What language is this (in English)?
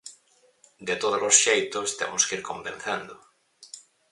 Galician